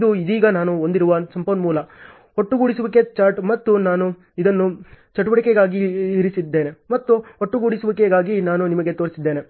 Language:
Kannada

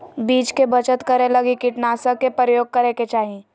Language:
Magahi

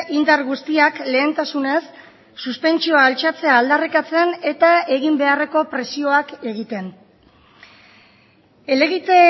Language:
Basque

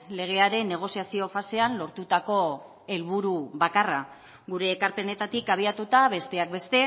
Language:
Basque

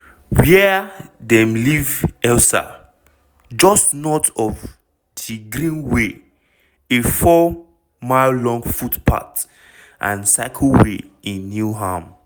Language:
Nigerian Pidgin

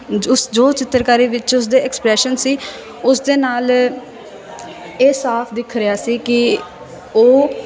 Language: Punjabi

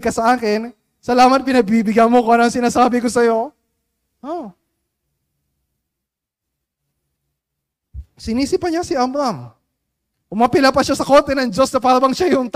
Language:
Filipino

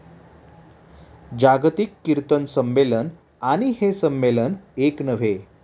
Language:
Marathi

